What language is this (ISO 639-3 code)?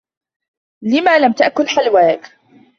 ara